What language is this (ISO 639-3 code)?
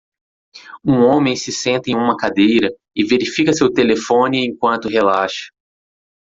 por